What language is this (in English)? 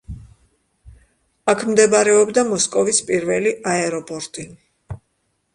Georgian